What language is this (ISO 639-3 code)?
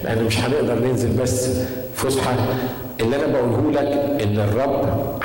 ara